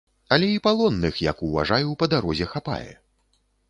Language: Belarusian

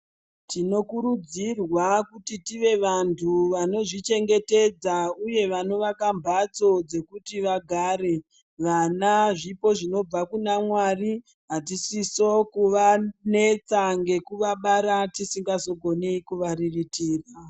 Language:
Ndau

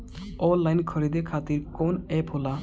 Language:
Bhojpuri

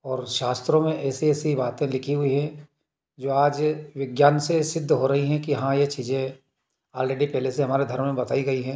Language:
Hindi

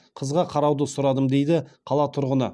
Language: Kazakh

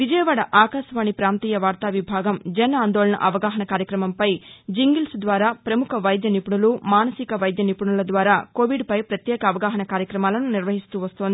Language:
Telugu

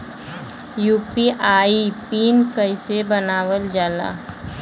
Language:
Bhojpuri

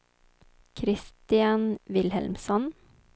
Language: Swedish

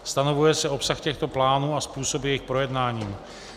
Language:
Czech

